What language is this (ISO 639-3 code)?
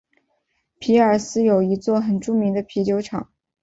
zho